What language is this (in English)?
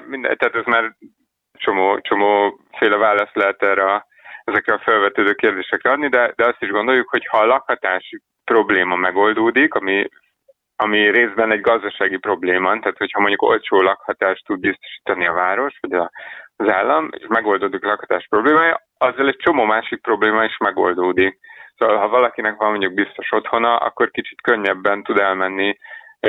Hungarian